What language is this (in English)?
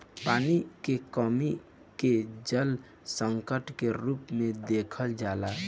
Bhojpuri